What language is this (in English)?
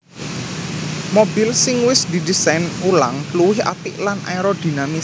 Javanese